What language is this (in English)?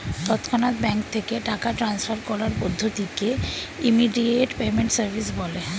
Bangla